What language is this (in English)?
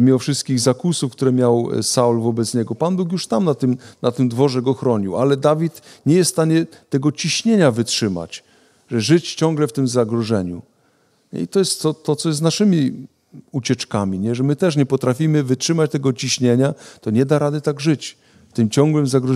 Polish